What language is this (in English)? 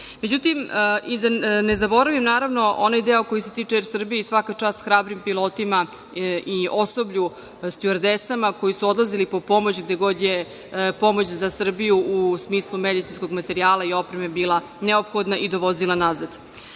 Serbian